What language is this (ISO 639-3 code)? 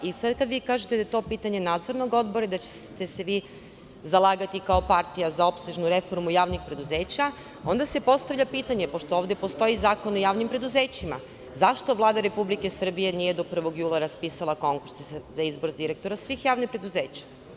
srp